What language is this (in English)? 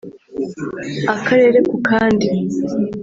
Kinyarwanda